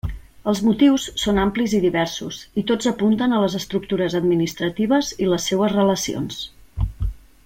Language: Catalan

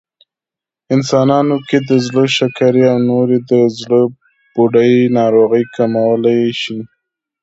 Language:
Pashto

